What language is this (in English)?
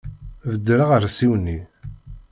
Kabyle